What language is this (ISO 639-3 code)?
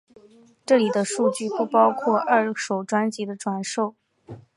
zho